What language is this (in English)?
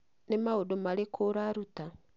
Kikuyu